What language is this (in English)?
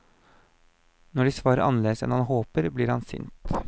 Norwegian